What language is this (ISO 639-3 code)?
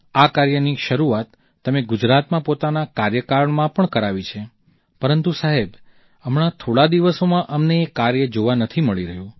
guj